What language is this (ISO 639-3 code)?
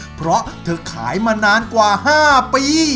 tha